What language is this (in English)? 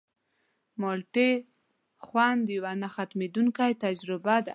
Pashto